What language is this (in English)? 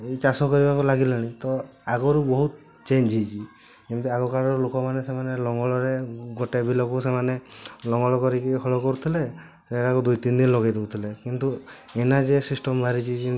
Odia